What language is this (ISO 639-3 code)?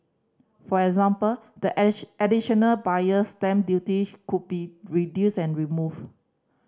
eng